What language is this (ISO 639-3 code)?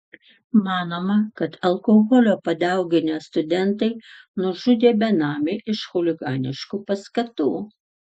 lit